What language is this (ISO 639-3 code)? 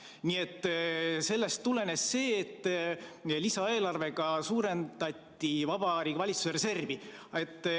est